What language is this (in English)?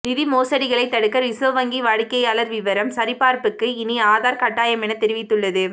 Tamil